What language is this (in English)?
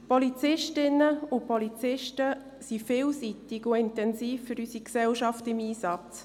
Swiss German